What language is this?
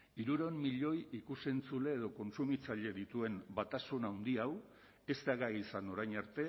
Basque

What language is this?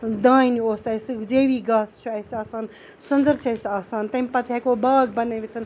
Kashmiri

